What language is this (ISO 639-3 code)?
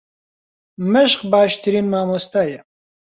ckb